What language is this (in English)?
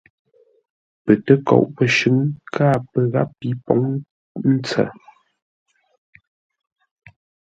Ngombale